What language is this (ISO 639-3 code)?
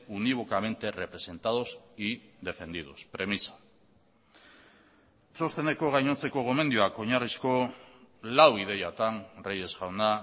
eus